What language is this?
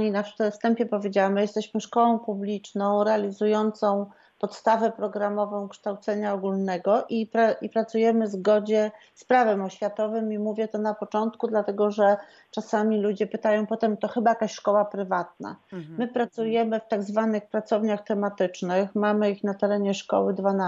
Polish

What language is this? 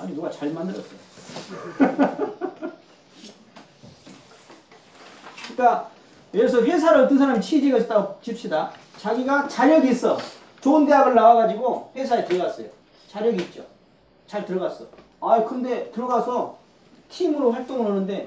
Korean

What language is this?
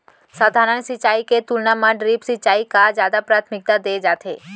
Chhattisgarhi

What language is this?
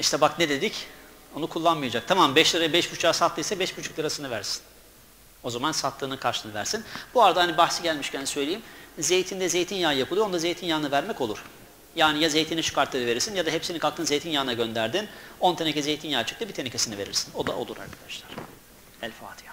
Turkish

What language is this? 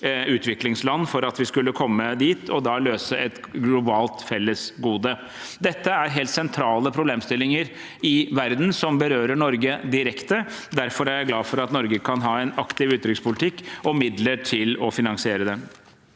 Norwegian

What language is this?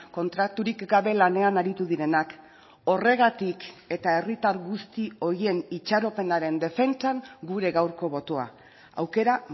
Basque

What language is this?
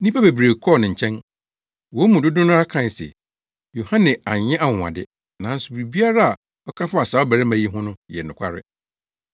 Akan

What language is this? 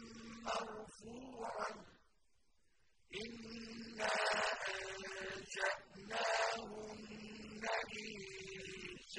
Arabic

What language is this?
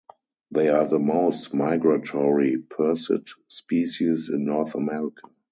English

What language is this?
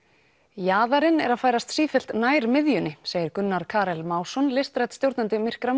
Icelandic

